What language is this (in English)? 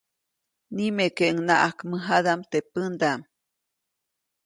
Copainalá Zoque